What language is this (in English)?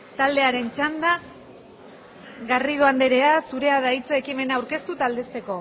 Basque